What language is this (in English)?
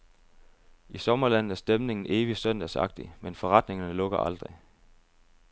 Danish